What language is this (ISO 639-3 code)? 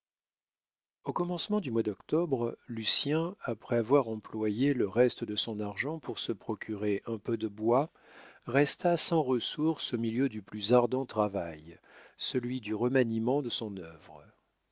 fra